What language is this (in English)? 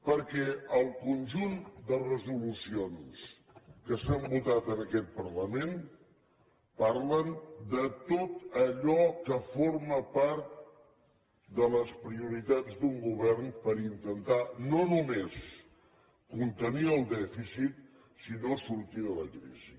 Catalan